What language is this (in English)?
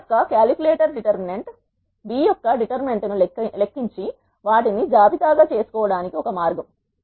Telugu